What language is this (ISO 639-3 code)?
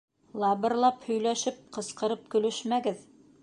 bak